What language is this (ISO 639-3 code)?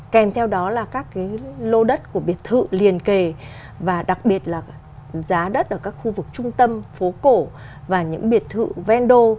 vie